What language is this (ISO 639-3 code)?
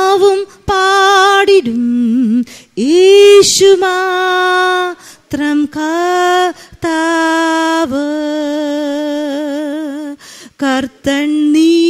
mal